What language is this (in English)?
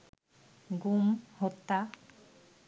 Bangla